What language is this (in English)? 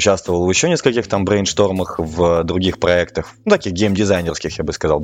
Russian